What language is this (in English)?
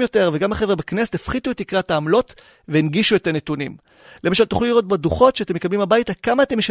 Hebrew